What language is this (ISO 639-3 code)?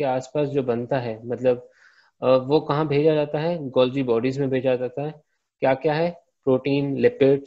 hin